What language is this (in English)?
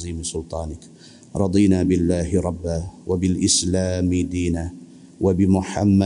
Malay